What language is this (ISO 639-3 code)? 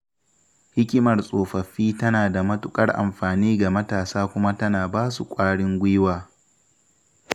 hau